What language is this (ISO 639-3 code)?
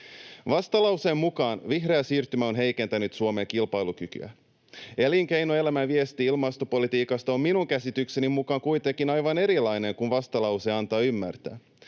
fin